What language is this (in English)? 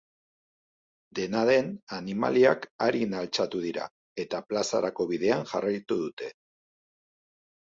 Basque